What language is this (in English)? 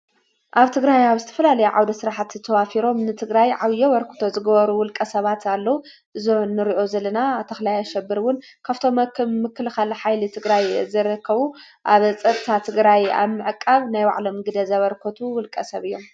Tigrinya